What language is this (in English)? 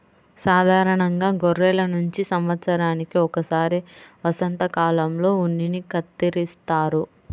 Telugu